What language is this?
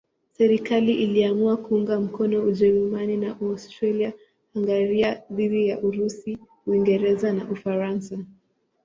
Swahili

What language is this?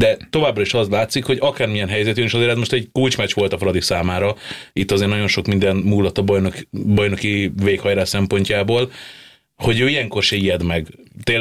Hungarian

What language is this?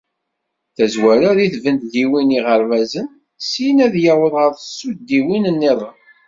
Kabyle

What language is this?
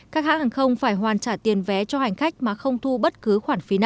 Vietnamese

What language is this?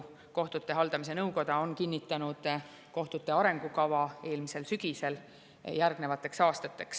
Estonian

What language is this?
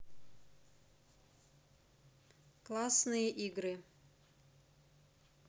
Russian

